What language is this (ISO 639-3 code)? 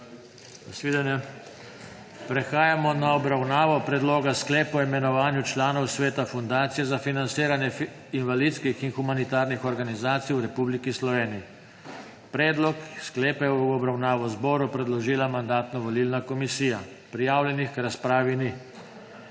slv